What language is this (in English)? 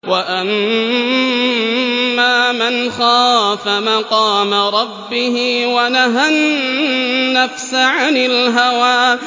Arabic